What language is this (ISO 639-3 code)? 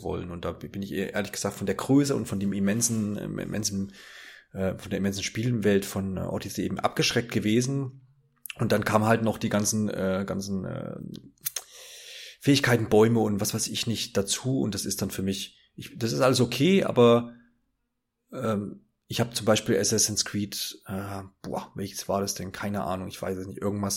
deu